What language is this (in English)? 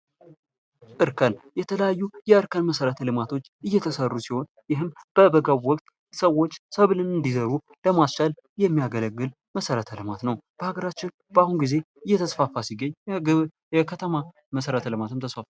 Amharic